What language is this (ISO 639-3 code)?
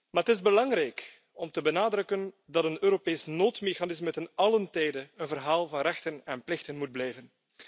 nld